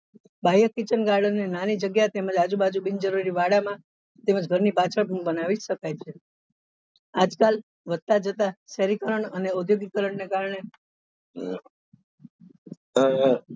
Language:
Gujarati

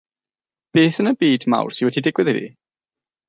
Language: Welsh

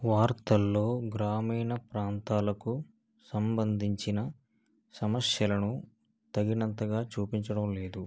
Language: Telugu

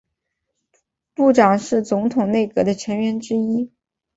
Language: Chinese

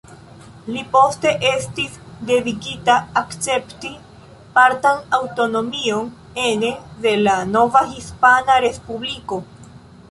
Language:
Esperanto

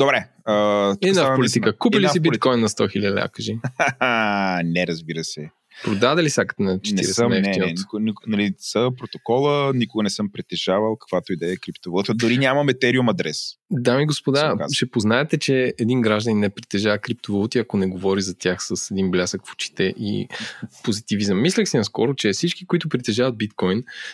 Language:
Bulgarian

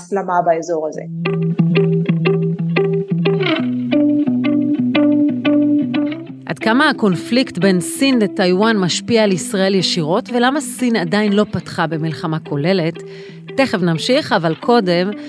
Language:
Hebrew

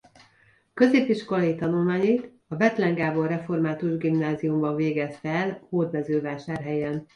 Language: Hungarian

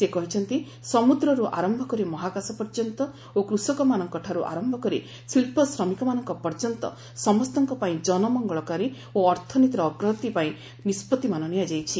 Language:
Odia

